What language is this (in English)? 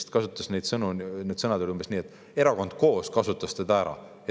Estonian